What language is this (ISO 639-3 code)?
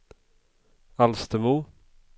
swe